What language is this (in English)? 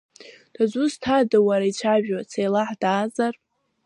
Abkhazian